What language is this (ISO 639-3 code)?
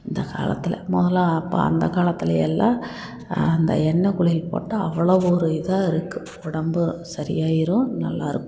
tam